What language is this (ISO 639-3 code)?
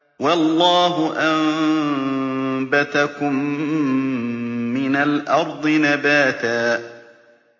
ara